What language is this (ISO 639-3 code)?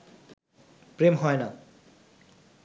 ben